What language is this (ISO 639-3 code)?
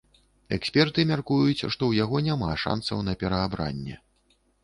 bel